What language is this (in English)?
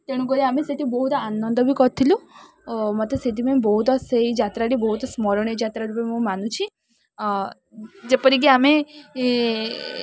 Odia